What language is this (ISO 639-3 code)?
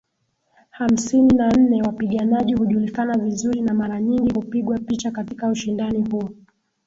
swa